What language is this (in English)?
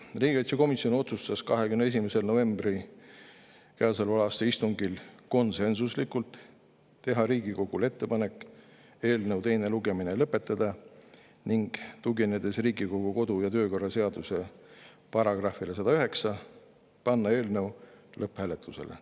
Estonian